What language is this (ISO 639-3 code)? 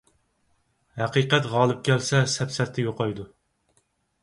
uig